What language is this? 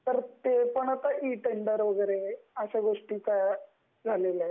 Marathi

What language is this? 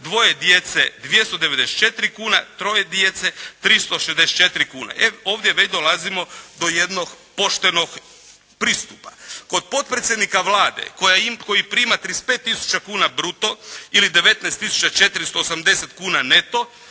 Croatian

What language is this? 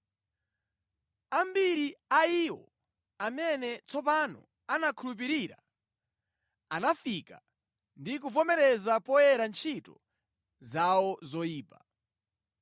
Nyanja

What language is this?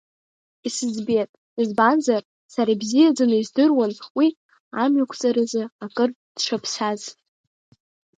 Abkhazian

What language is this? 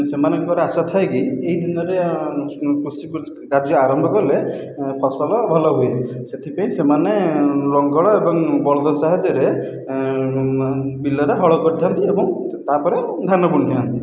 Odia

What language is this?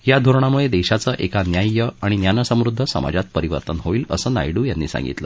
Marathi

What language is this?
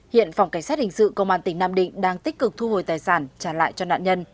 Vietnamese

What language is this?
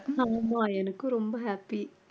Tamil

